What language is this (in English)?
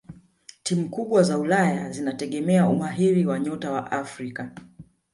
Swahili